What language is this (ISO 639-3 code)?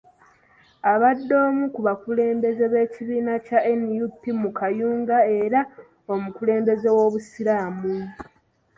lug